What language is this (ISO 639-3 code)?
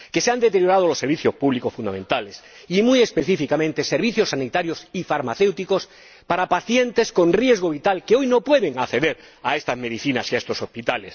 spa